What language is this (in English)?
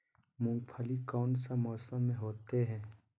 Magahi